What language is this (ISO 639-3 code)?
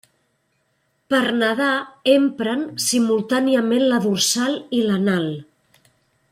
cat